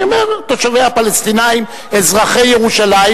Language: Hebrew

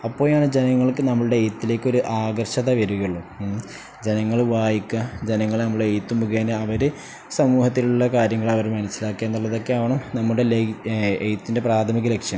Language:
Malayalam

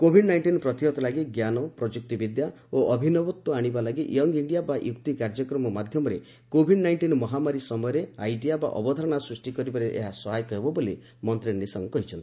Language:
Odia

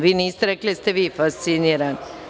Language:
Serbian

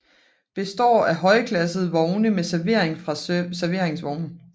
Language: Danish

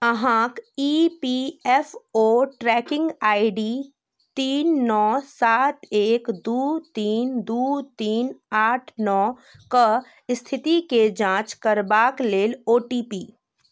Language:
Maithili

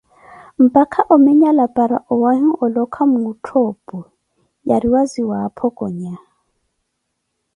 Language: Koti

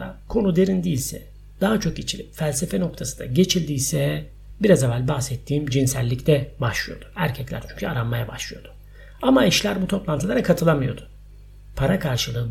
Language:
Turkish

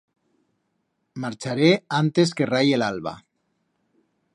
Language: Aragonese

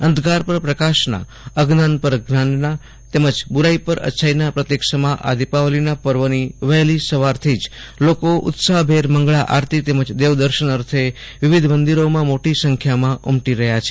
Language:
Gujarati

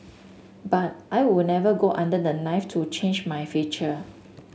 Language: English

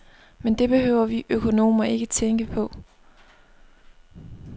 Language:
Danish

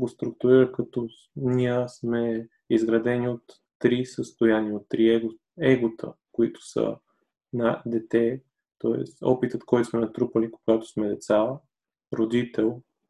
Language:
Bulgarian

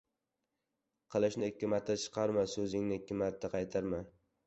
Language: Uzbek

